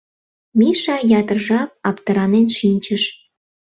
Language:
Mari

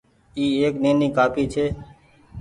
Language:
Goaria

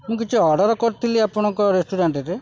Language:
Odia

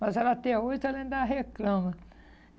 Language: Portuguese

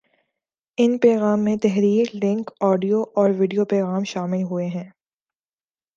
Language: Urdu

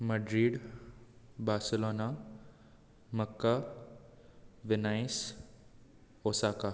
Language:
Konkani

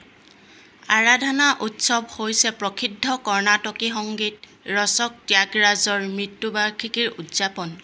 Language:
Assamese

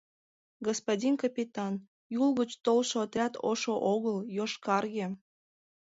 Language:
Mari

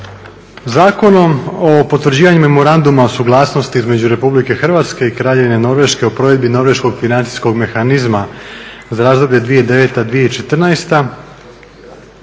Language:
Croatian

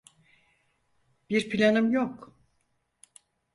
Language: Turkish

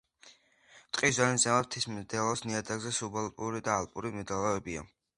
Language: Georgian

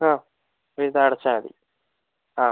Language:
Malayalam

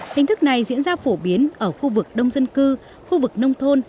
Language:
Vietnamese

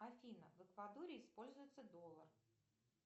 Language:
Russian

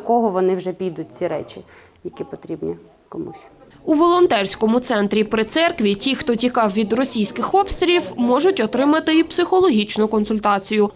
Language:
Ukrainian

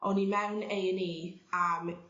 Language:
Welsh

